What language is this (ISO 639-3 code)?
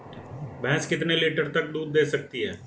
hin